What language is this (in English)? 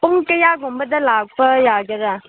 Manipuri